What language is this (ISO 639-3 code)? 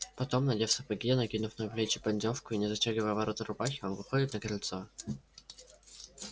rus